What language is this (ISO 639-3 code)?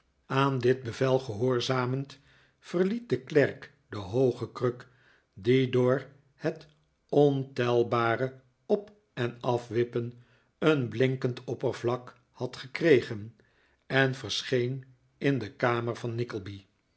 nld